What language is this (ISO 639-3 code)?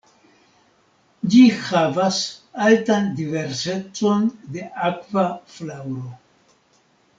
epo